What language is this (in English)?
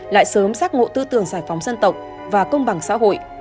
Vietnamese